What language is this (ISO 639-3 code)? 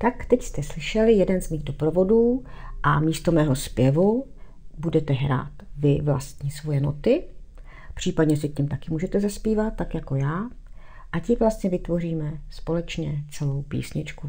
ces